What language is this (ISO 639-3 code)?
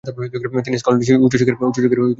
ben